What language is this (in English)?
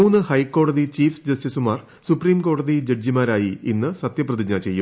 Malayalam